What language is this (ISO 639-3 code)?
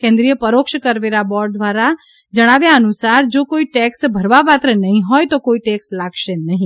guj